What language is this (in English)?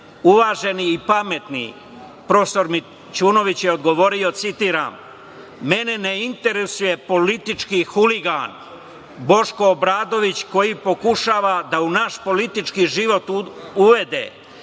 Serbian